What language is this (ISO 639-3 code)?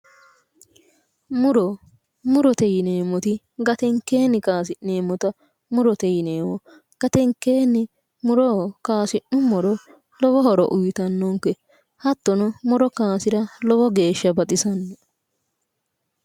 sid